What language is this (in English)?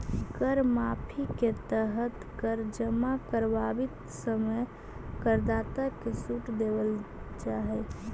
Magahi